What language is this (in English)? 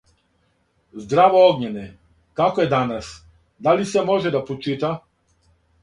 Serbian